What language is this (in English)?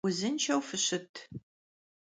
Kabardian